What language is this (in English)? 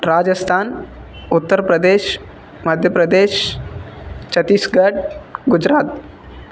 Telugu